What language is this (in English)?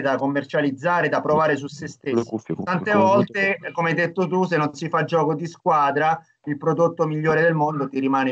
Italian